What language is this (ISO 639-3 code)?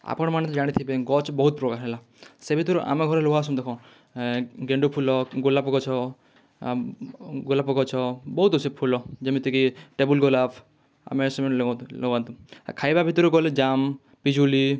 ori